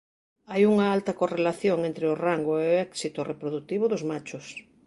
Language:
Galician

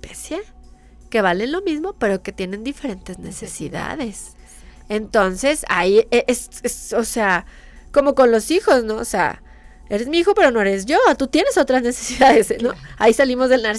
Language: Spanish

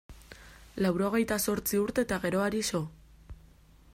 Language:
Basque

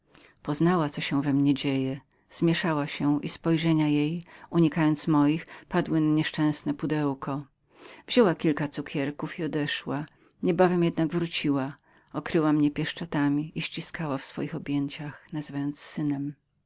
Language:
Polish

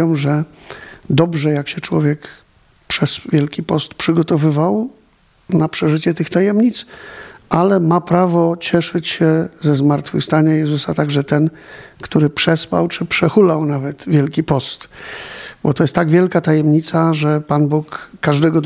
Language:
Polish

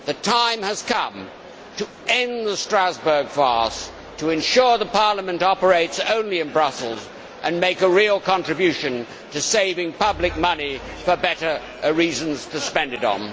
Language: English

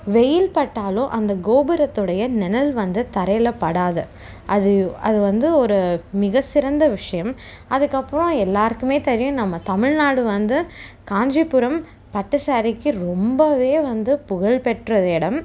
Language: Tamil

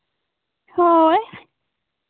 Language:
Santali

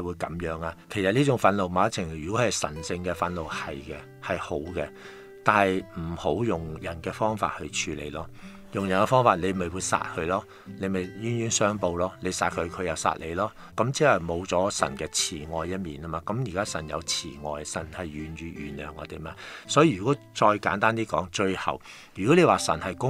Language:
Chinese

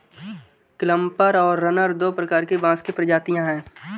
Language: Hindi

